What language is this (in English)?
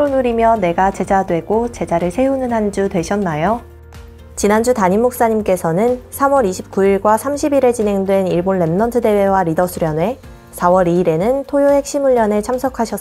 Korean